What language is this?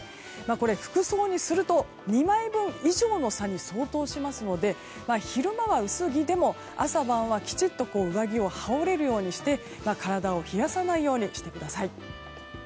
Japanese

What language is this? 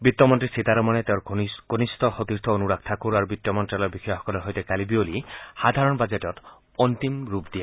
Assamese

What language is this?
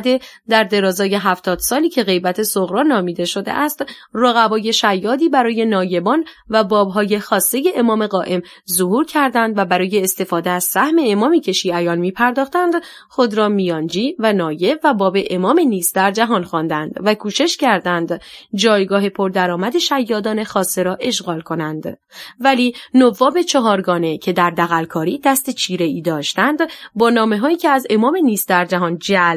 Persian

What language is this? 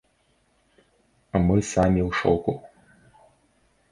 Belarusian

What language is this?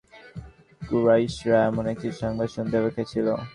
Bangla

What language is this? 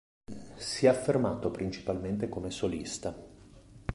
Italian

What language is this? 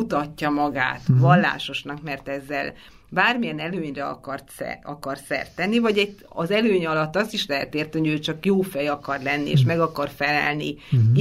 Hungarian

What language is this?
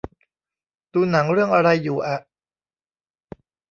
Thai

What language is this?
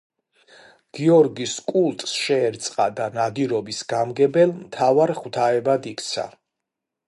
Georgian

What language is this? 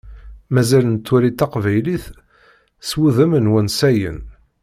Kabyle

